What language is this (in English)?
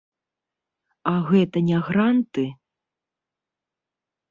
Belarusian